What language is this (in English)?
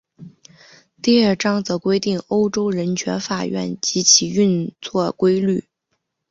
Chinese